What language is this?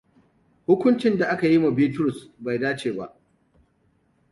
Hausa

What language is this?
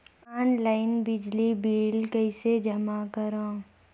Chhattisgarhi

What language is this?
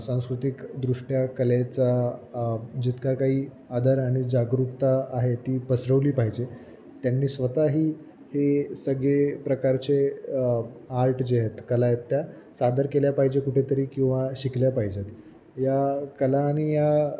Marathi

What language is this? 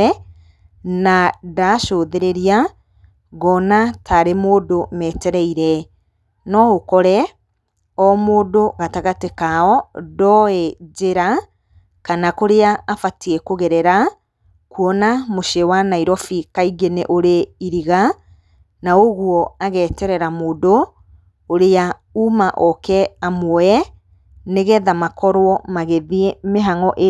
Kikuyu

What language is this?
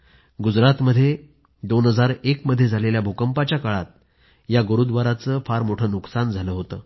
Marathi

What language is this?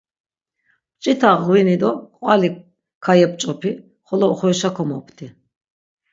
Laz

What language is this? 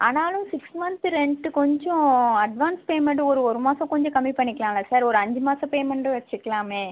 Tamil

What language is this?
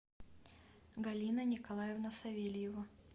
Russian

